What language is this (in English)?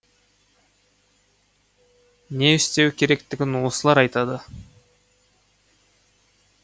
Kazakh